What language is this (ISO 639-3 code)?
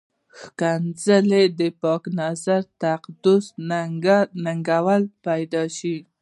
pus